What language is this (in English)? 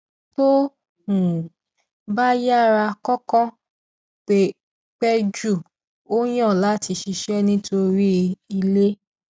Yoruba